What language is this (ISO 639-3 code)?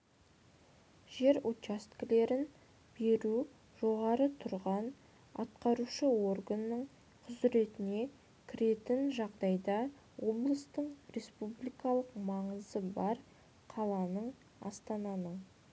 kaz